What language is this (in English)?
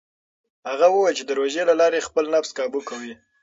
Pashto